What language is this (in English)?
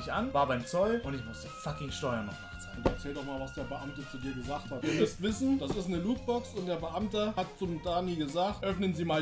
German